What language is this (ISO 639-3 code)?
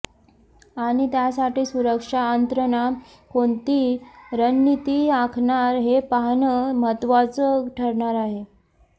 mar